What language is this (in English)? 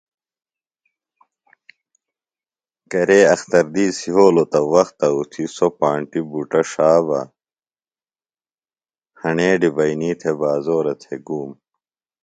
Phalura